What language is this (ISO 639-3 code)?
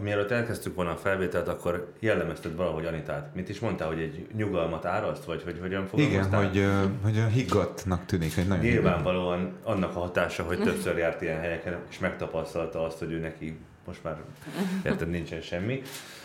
hun